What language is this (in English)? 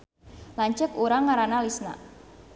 Sundanese